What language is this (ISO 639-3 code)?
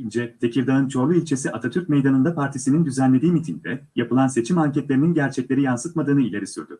tur